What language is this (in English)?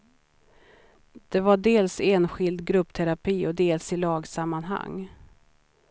Swedish